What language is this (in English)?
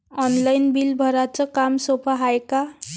Marathi